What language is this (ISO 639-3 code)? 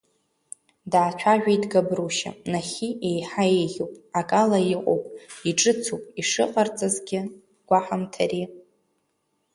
abk